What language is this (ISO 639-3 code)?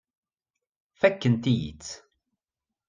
kab